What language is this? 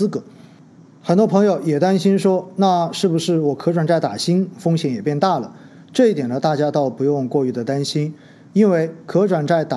Chinese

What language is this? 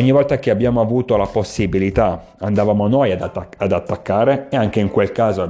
Italian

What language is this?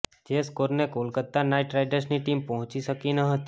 Gujarati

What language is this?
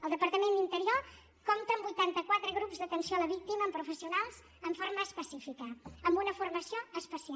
Catalan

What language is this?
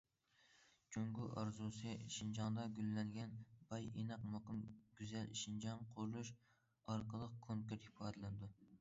Uyghur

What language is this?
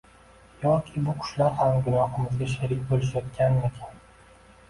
Uzbek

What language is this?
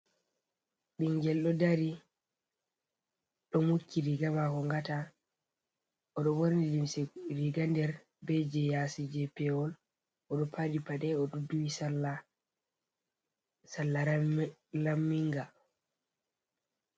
Fula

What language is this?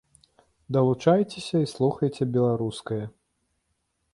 Belarusian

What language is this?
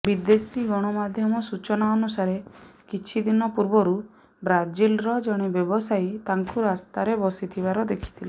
Odia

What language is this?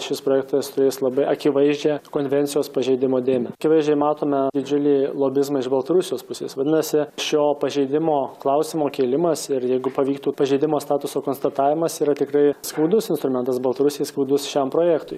Lithuanian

